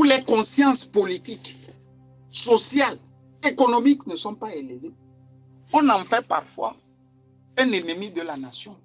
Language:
French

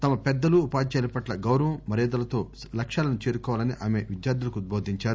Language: Telugu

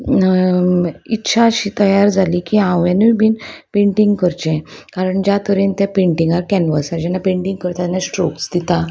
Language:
Konkani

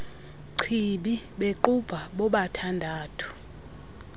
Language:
Xhosa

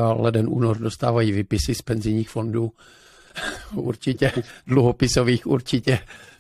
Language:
Czech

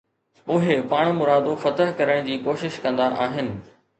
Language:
Sindhi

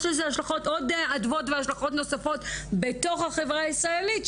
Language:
Hebrew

